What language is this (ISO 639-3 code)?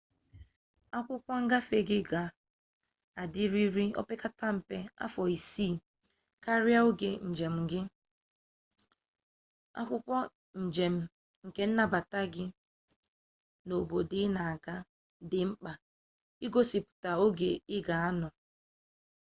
ibo